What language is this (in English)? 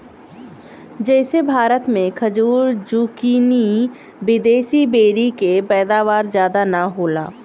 Bhojpuri